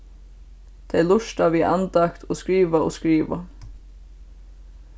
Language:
Faroese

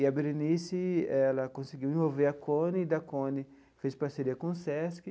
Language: Portuguese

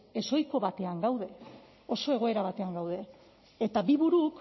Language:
Basque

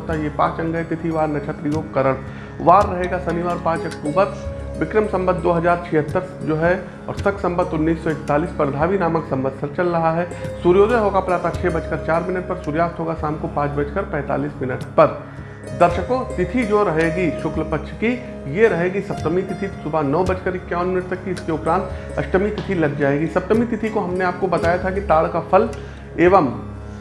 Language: Hindi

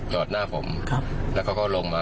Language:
Thai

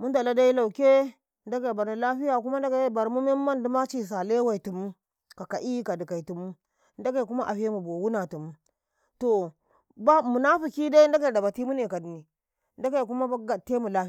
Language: Karekare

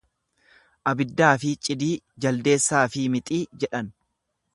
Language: Oromo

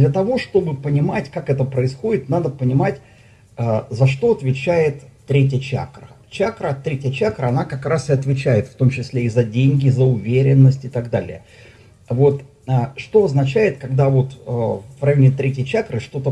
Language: Russian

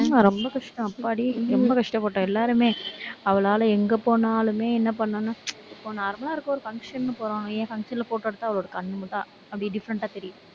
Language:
Tamil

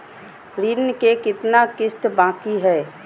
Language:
Magahi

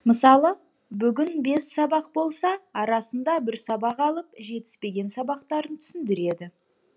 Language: Kazakh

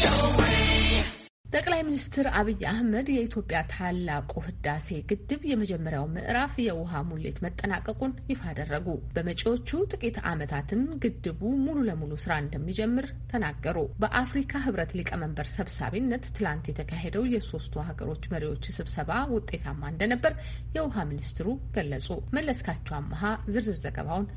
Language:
Amharic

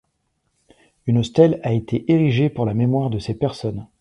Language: French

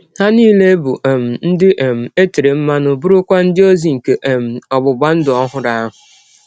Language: Igbo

